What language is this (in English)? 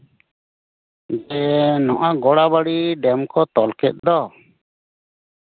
Santali